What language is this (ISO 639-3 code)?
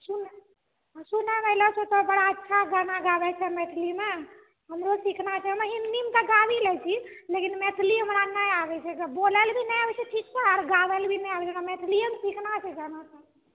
mai